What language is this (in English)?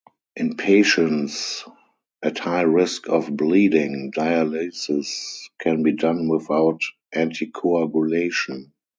English